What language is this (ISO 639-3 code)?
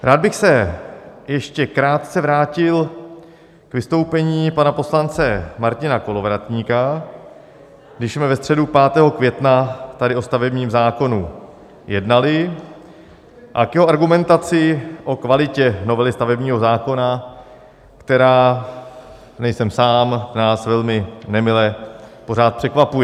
ces